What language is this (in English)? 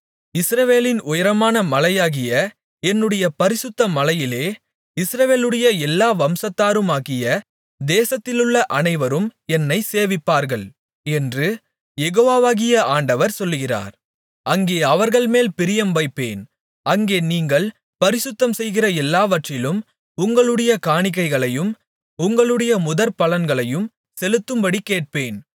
Tamil